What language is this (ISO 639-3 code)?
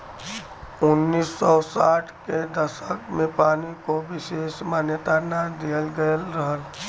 bho